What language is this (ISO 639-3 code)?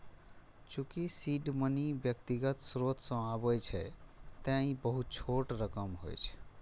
mai